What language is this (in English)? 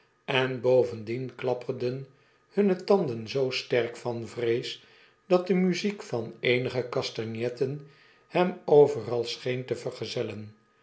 Dutch